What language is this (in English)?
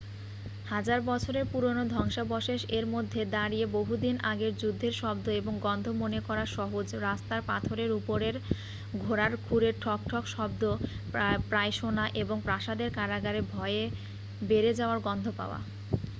Bangla